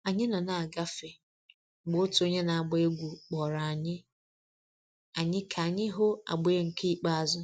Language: Igbo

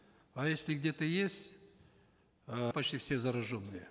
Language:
Kazakh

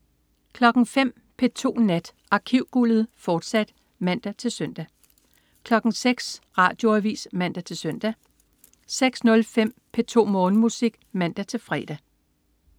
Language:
Danish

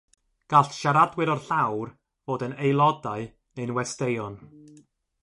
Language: Welsh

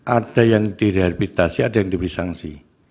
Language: Indonesian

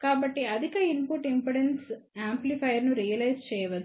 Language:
Telugu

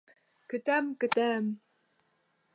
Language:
Bashkir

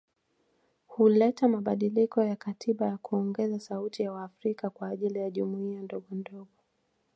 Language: Swahili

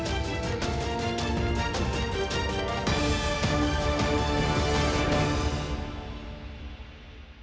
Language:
Ukrainian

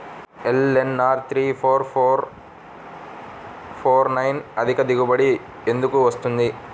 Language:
Telugu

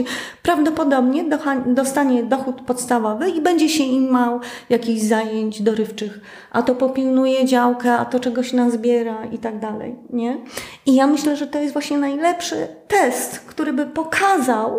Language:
Polish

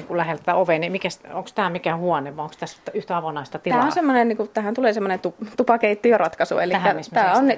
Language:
Finnish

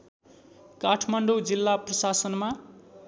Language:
Nepali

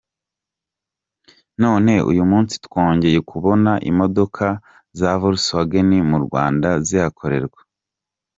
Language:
Kinyarwanda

